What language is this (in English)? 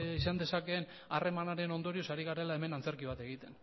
Basque